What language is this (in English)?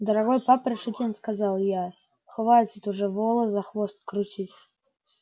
Russian